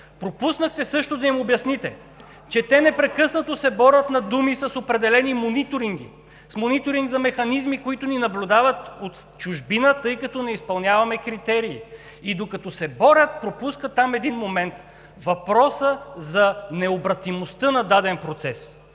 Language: Bulgarian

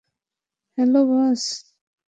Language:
Bangla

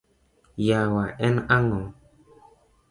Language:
Luo (Kenya and Tanzania)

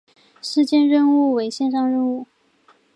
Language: Chinese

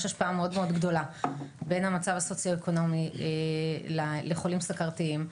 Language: Hebrew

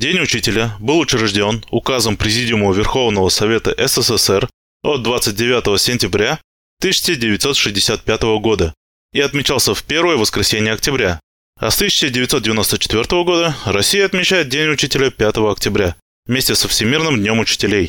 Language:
Russian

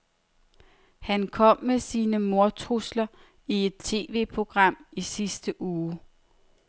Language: Danish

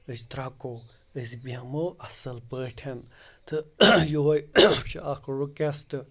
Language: Kashmiri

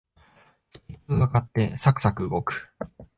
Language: Japanese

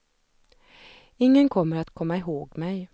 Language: Swedish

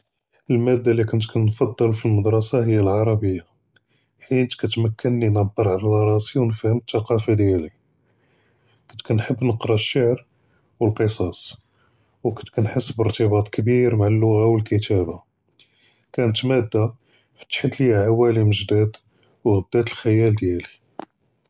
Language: Judeo-Arabic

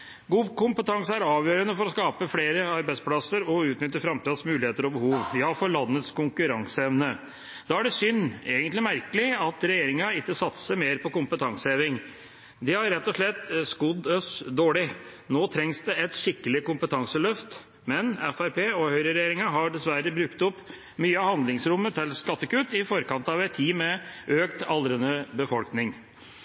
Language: Norwegian Bokmål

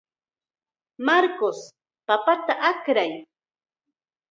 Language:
Chiquián Ancash Quechua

